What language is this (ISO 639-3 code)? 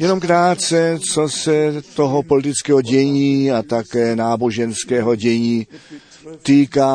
ces